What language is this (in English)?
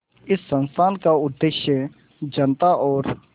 Hindi